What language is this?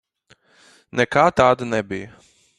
Latvian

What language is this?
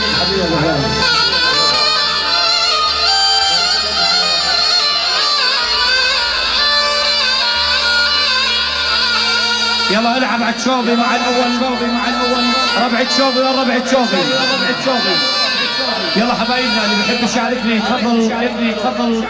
Arabic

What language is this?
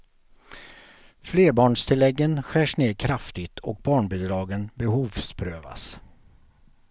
Swedish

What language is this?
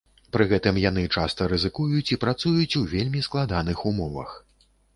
Belarusian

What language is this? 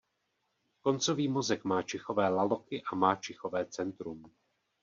Czech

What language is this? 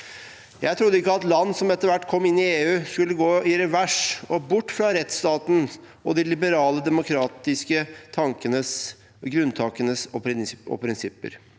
Norwegian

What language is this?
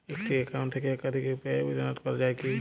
Bangla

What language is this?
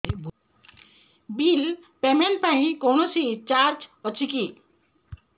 Odia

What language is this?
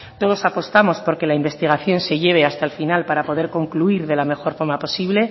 Spanish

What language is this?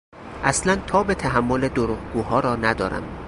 Persian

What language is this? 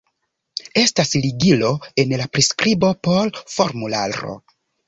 Esperanto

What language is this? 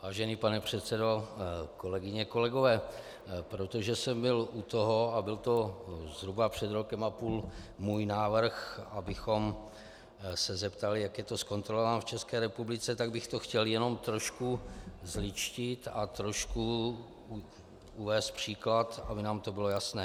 Czech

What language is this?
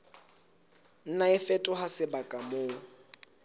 Southern Sotho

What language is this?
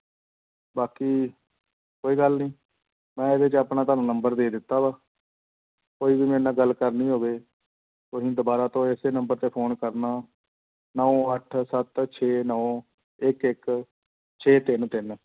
Punjabi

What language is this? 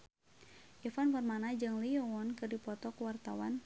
Sundanese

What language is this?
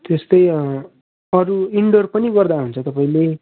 Nepali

